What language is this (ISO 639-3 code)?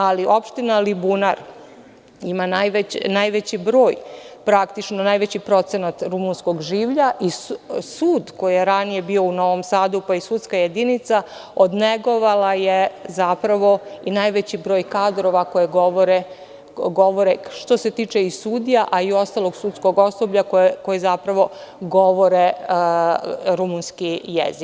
srp